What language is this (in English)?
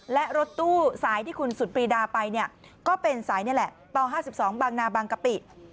Thai